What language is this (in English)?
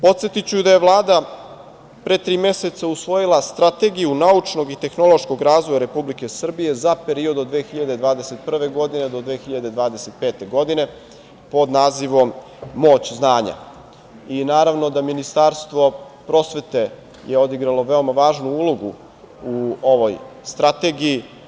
Serbian